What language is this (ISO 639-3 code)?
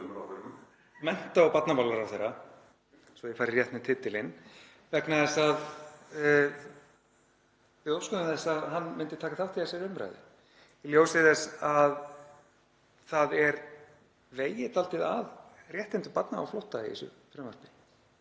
isl